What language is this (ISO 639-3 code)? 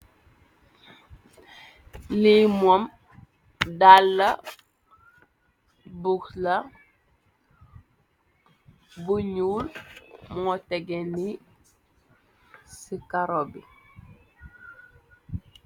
wol